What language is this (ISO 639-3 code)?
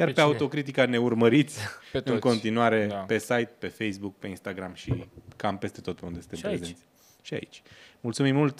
ron